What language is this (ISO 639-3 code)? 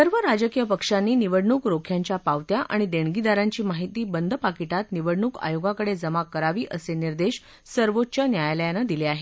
mar